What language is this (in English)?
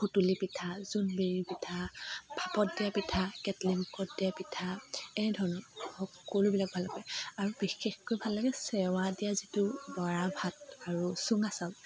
Assamese